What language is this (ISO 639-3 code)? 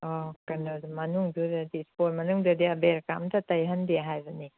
mni